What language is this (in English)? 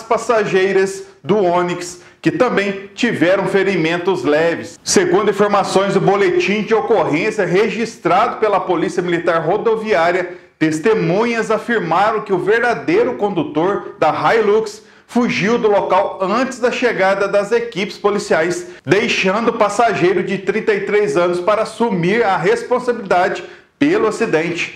Portuguese